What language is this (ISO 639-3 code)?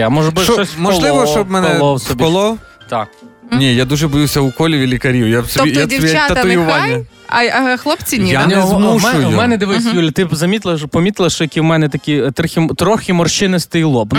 ukr